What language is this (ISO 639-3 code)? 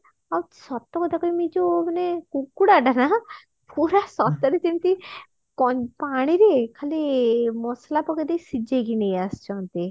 ori